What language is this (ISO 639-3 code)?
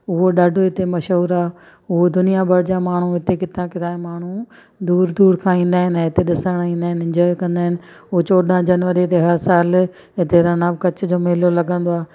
snd